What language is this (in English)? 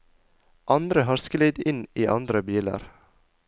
Norwegian